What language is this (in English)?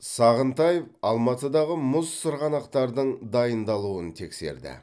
Kazakh